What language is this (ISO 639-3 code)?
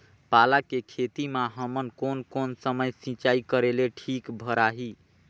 hne